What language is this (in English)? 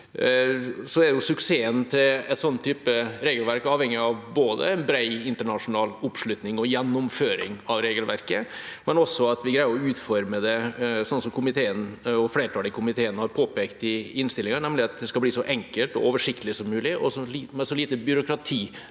Norwegian